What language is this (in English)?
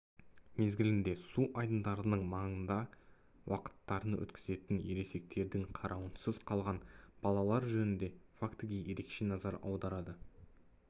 Kazakh